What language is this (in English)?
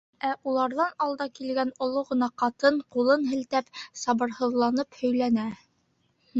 Bashkir